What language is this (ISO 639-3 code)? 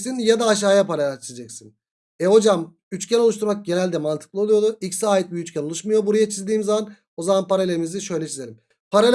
tur